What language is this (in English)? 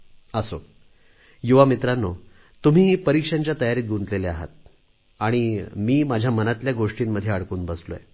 Marathi